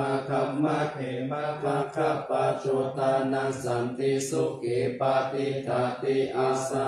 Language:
Thai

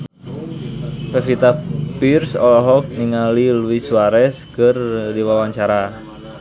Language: Sundanese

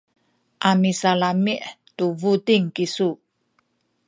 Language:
Sakizaya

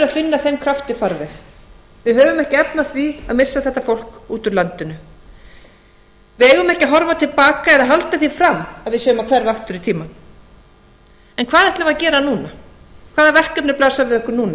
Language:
Icelandic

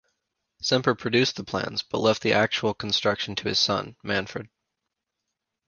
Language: English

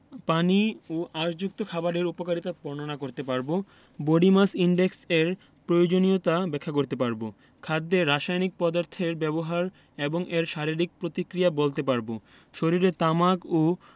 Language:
Bangla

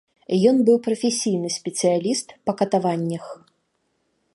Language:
Belarusian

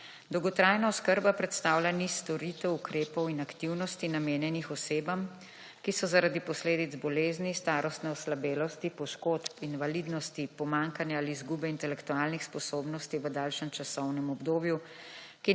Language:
Slovenian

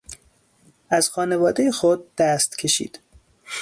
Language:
Persian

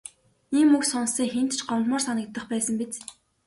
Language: Mongolian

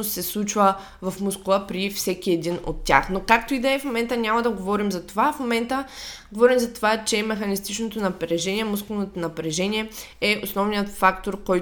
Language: Bulgarian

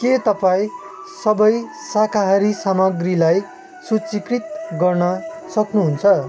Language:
Nepali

